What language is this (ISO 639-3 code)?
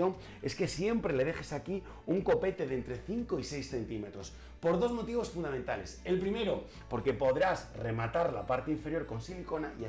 spa